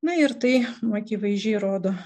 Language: Lithuanian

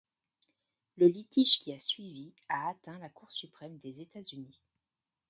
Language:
French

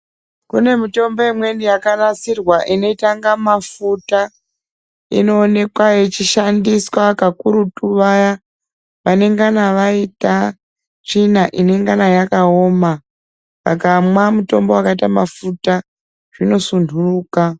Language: Ndau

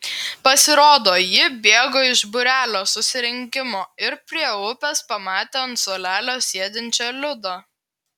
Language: Lithuanian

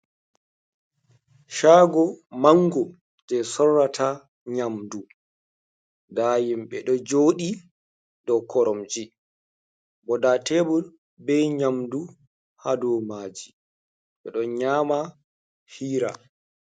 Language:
Fula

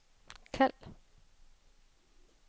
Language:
Danish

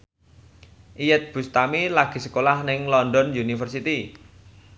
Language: Javanese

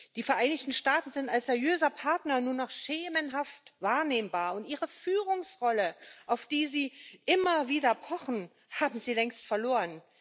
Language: German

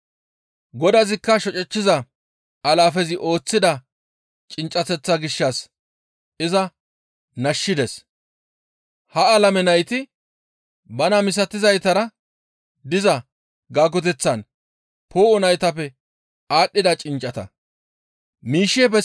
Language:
Gamo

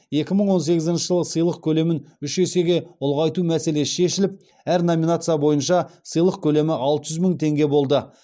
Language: Kazakh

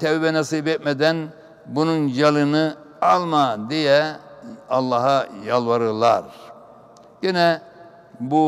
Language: Turkish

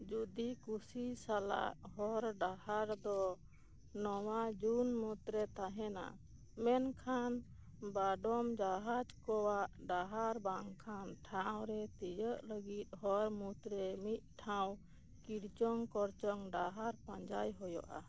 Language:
Santali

